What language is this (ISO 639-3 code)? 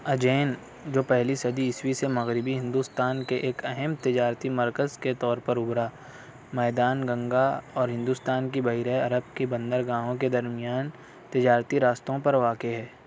urd